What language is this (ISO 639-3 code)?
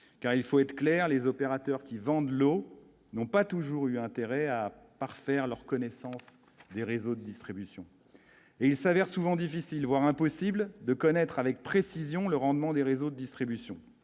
fra